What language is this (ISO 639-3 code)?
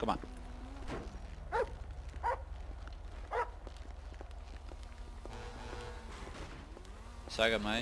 nld